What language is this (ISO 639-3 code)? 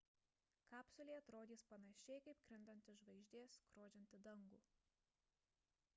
lit